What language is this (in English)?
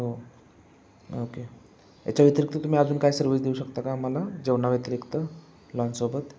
Marathi